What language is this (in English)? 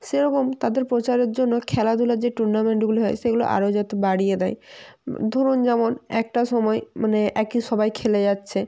Bangla